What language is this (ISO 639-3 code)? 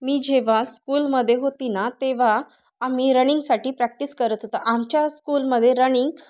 mar